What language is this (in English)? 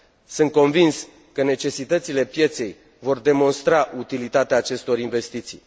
Romanian